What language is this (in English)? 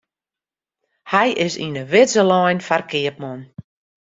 Western Frisian